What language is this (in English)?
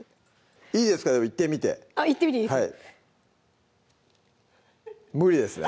Japanese